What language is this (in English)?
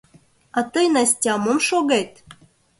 Mari